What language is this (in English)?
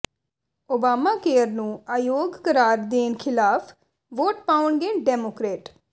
Punjabi